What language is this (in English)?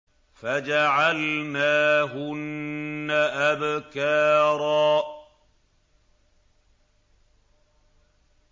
Arabic